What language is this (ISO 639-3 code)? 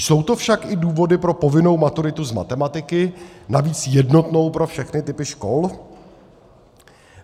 ces